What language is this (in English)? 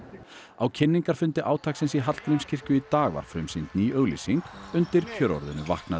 Icelandic